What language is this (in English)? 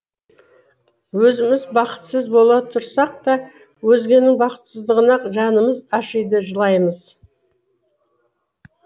Kazakh